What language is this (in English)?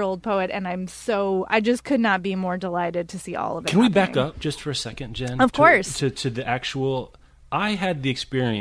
English